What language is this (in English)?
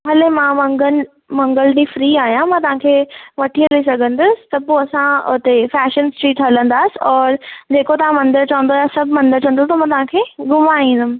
Sindhi